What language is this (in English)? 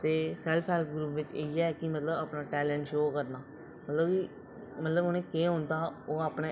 Dogri